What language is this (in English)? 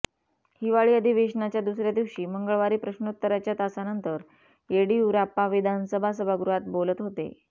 Marathi